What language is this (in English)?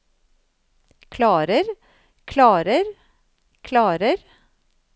Norwegian